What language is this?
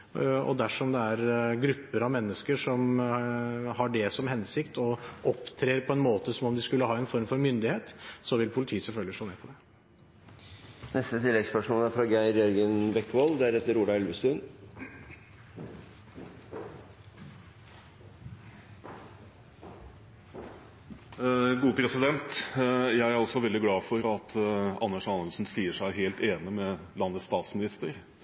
Norwegian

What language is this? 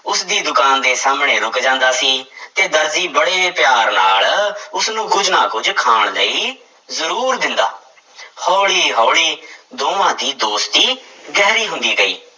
Punjabi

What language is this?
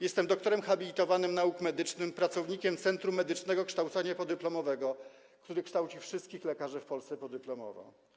Polish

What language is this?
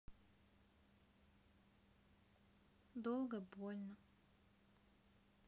Russian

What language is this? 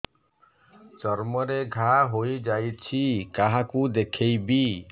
Odia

